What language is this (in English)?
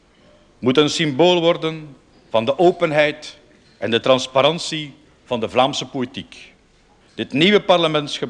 Dutch